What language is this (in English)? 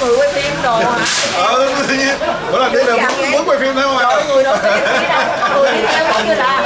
Vietnamese